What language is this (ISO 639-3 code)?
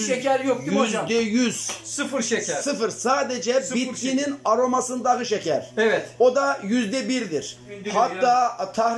tur